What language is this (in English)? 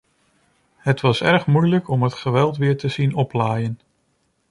Dutch